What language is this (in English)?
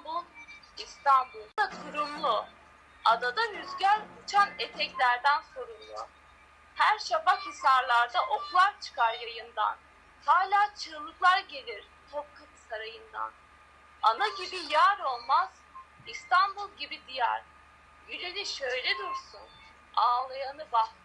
Turkish